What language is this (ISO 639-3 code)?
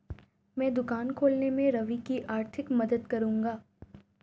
hin